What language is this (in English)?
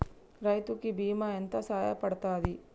Telugu